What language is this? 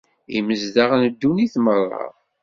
Kabyle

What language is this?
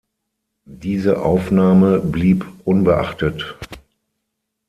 German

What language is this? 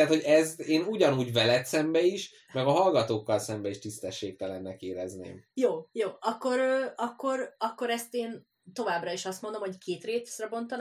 Hungarian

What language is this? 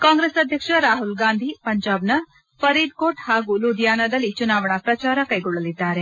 Kannada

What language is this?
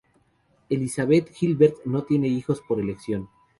Spanish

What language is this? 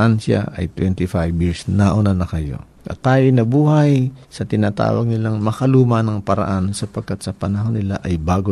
Filipino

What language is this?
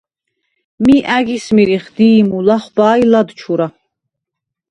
Svan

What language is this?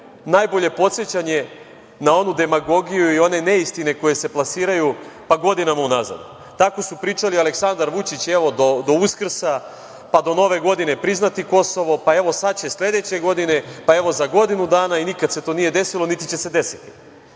Serbian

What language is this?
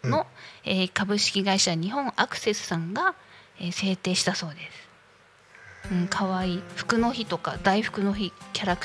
Japanese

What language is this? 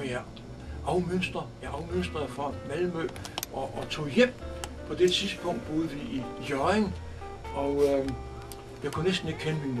Danish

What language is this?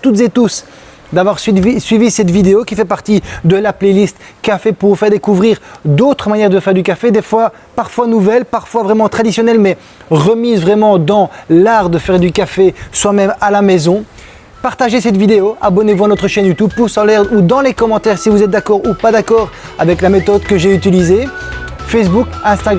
French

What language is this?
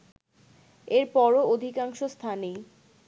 Bangla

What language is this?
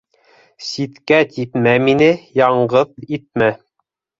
Bashkir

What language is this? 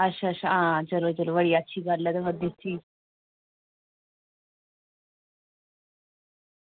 Dogri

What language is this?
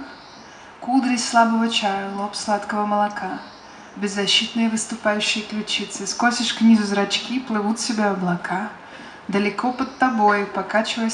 Russian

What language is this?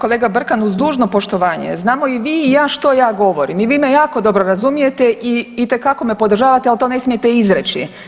Croatian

